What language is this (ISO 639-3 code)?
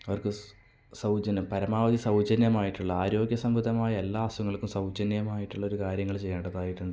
mal